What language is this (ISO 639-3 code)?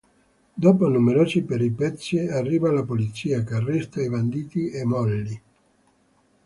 ita